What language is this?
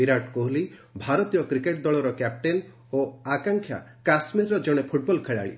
Odia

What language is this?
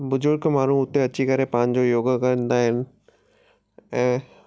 Sindhi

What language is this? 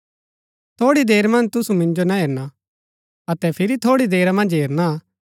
Gaddi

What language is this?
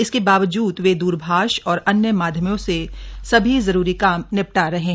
Hindi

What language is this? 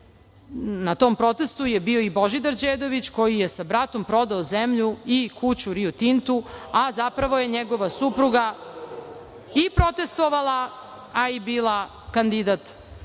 Serbian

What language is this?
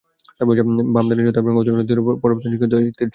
Bangla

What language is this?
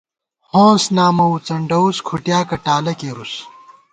Gawar-Bati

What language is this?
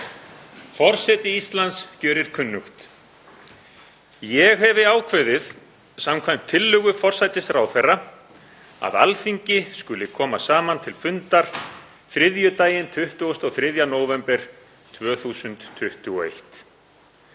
Icelandic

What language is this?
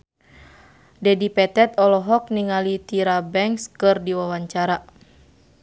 Sundanese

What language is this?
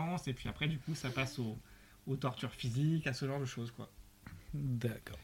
French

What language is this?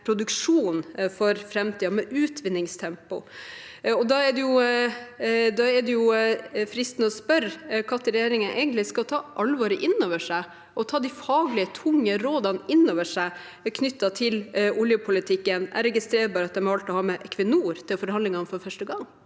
Norwegian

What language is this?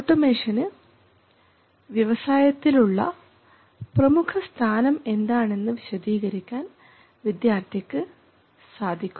Malayalam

